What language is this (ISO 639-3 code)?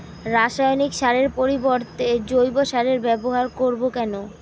ben